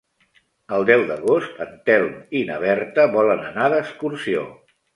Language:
Catalan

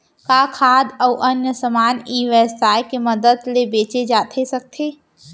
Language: Chhattisgarhi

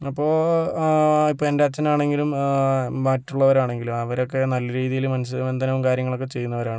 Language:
Malayalam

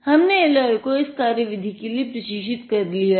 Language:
Hindi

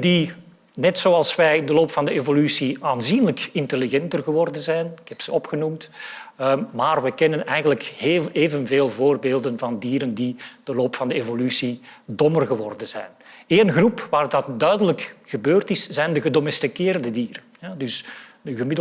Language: Dutch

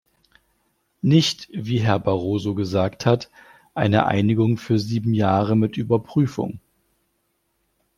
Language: German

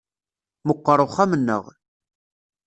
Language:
Kabyle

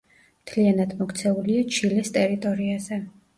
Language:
Georgian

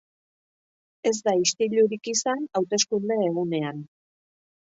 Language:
Basque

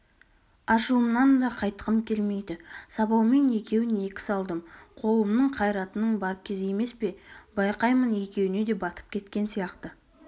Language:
Kazakh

